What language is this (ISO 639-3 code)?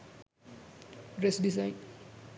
sin